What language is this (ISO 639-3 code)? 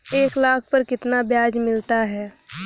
hin